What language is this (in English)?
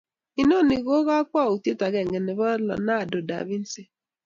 Kalenjin